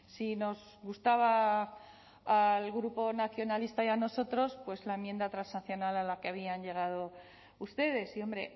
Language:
Spanish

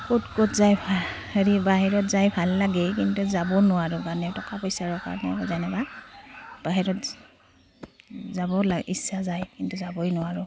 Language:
Assamese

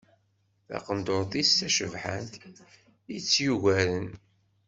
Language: Kabyle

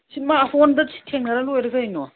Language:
Manipuri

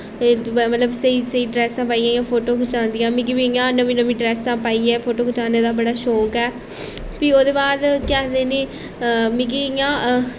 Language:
Dogri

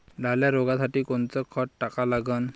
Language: Marathi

